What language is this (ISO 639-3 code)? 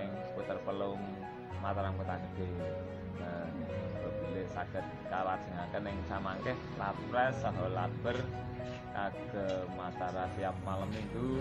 ind